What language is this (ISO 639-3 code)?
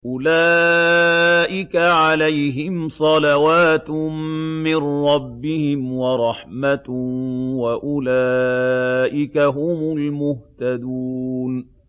ara